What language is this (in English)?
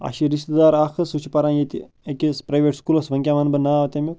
Kashmiri